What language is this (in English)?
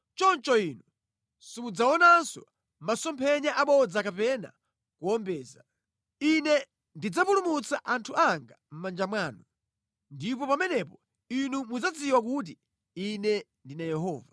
Nyanja